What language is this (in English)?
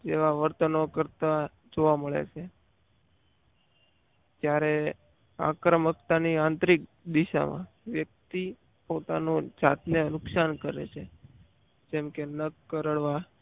Gujarati